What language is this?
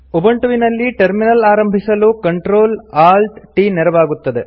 Kannada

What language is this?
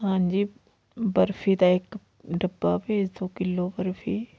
Punjabi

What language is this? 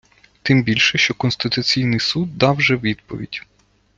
Ukrainian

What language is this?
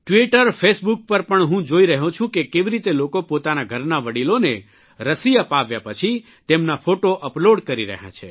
Gujarati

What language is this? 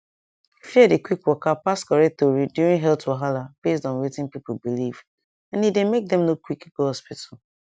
Nigerian Pidgin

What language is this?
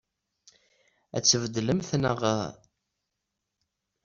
Kabyle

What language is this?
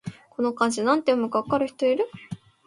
Japanese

